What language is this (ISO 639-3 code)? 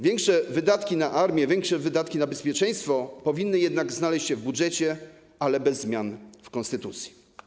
pol